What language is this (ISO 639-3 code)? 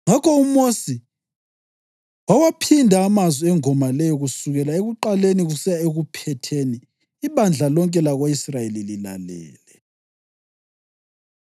nde